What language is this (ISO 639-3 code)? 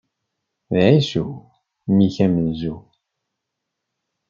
kab